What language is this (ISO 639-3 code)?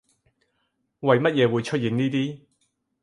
yue